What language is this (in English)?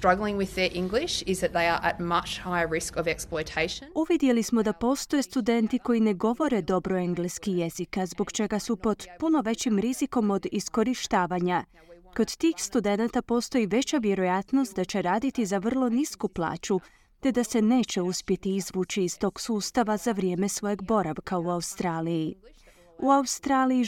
Croatian